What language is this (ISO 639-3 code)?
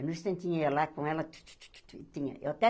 por